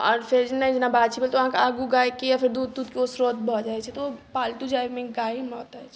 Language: Maithili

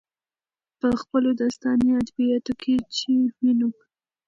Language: Pashto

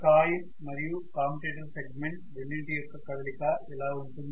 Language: Telugu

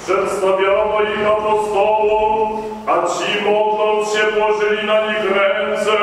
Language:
Polish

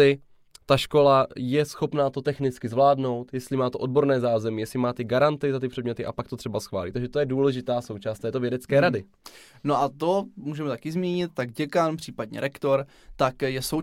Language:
Czech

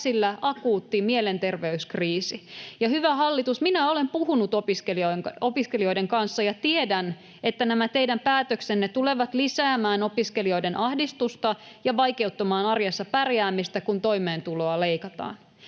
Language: Finnish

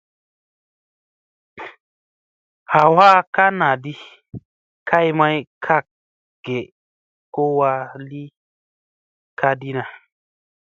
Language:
Musey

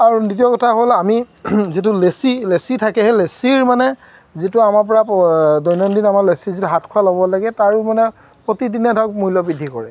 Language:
Assamese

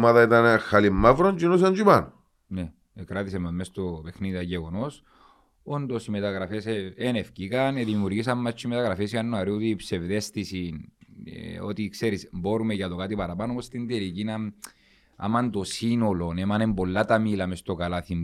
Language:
Greek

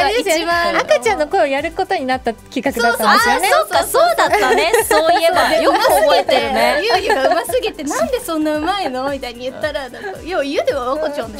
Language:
Japanese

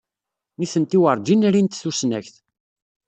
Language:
Kabyle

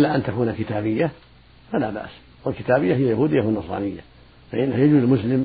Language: Arabic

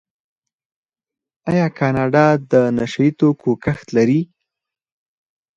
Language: Pashto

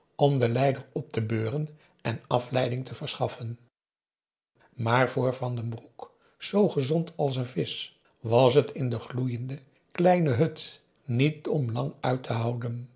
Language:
Dutch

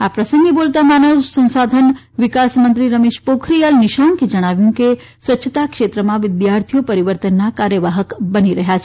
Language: Gujarati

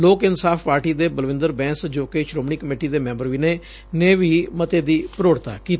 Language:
Punjabi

